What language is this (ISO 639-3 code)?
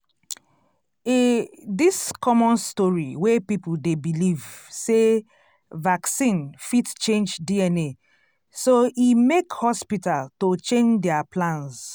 pcm